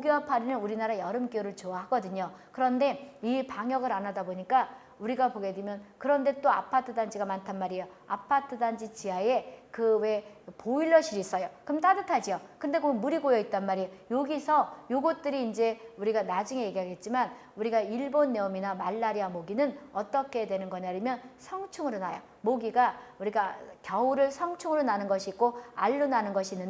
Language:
Korean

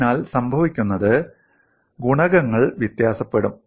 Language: Malayalam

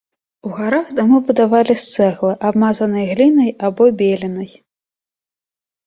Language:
Belarusian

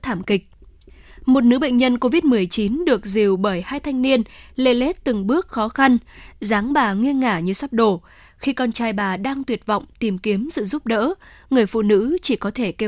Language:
Vietnamese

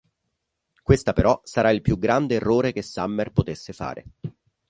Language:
Italian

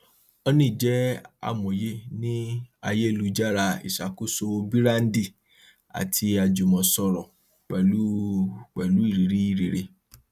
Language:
Yoruba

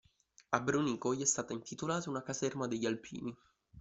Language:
Italian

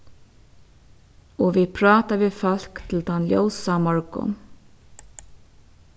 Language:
Faroese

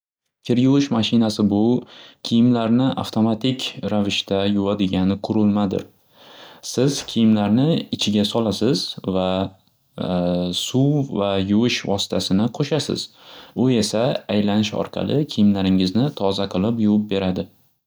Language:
Uzbek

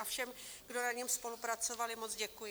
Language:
Czech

